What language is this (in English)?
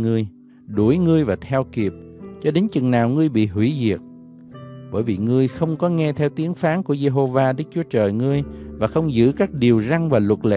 Vietnamese